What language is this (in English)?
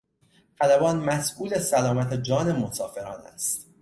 Persian